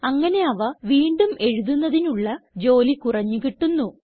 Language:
Malayalam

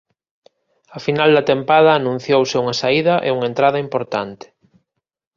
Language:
Galician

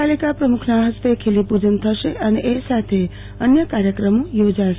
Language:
Gujarati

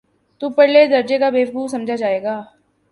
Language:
Urdu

